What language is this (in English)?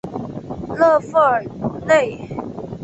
Chinese